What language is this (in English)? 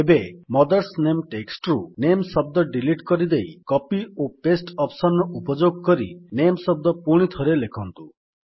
Odia